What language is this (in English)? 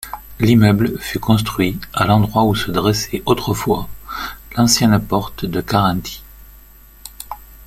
French